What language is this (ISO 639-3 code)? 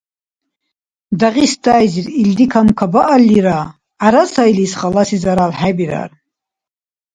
dar